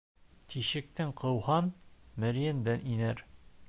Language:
Bashkir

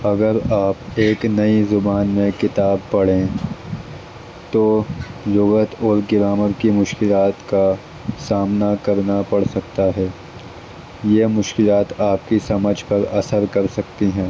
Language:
Urdu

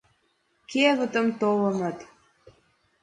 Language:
Mari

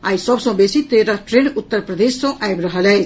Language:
Maithili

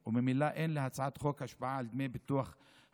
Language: Hebrew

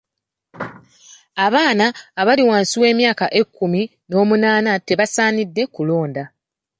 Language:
Ganda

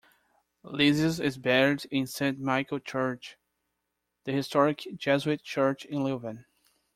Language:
English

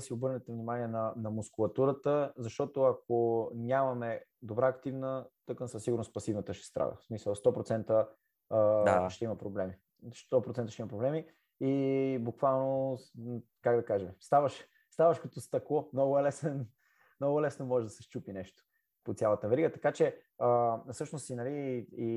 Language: Bulgarian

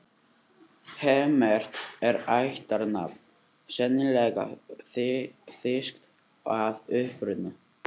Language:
Icelandic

